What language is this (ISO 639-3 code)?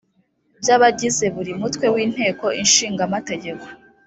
kin